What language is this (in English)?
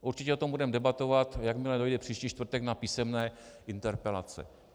Czech